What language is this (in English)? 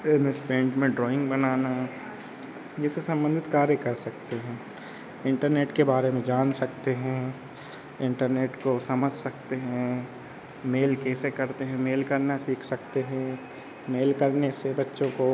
Hindi